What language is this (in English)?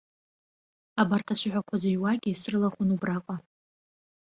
Abkhazian